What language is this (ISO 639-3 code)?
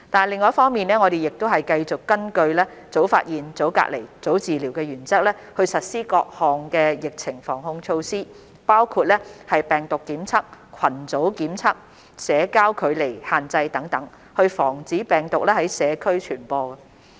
yue